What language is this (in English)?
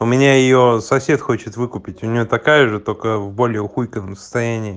Russian